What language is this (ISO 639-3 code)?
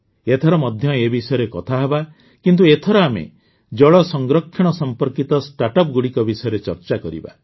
ori